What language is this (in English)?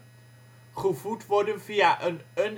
Dutch